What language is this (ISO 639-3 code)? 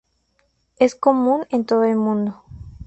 spa